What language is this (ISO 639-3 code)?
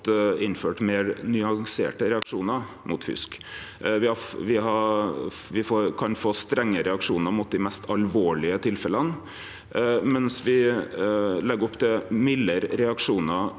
nor